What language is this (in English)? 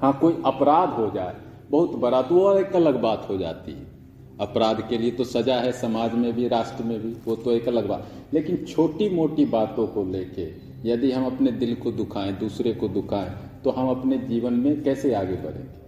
Hindi